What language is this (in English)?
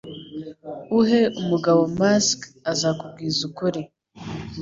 Kinyarwanda